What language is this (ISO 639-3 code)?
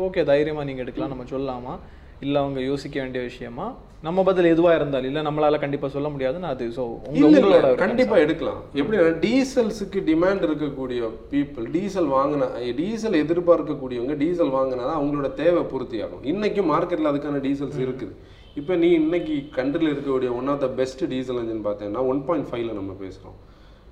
tam